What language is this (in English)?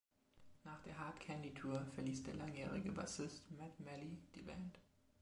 German